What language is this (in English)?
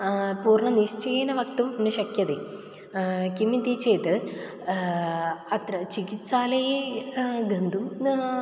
Sanskrit